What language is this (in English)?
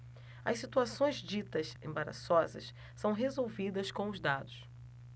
Portuguese